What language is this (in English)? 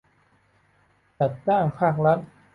Thai